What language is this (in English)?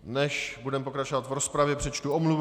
Czech